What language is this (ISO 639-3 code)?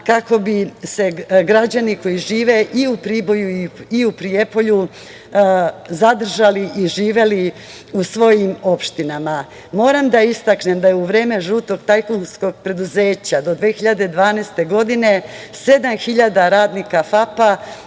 srp